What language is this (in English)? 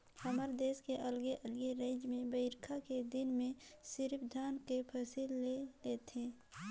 Chhattisgarhi